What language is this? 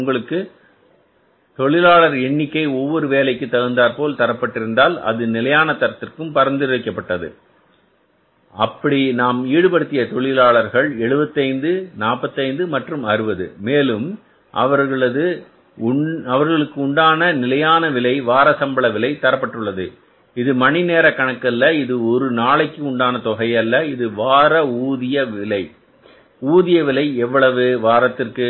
Tamil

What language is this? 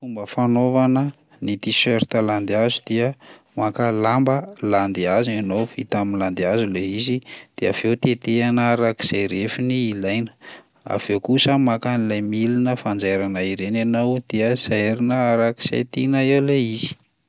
Malagasy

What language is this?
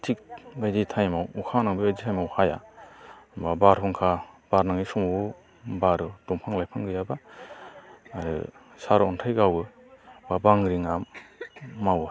Bodo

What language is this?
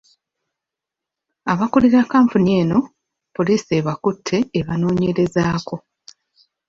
Ganda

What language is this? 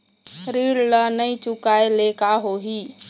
Chhattisgarhi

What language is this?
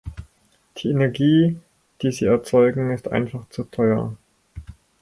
German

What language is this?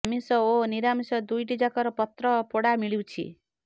Odia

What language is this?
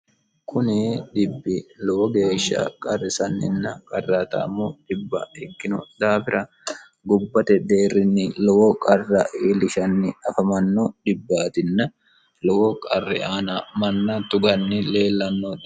Sidamo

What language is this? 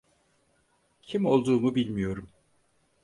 Turkish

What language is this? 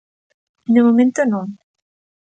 Galician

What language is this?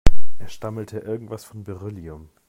German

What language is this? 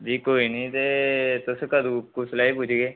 Dogri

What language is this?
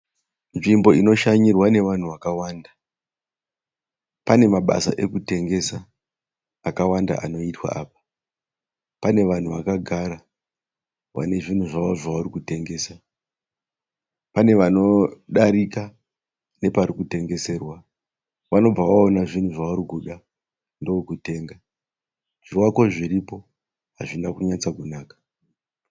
Shona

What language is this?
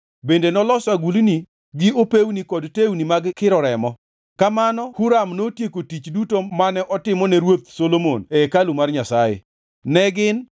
Luo (Kenya and Tanzania)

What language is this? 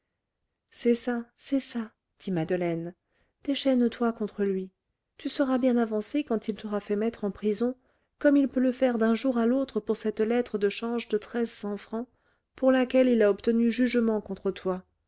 French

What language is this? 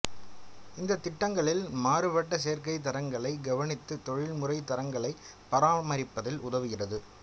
Tamil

